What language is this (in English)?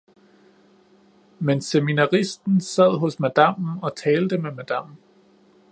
Danish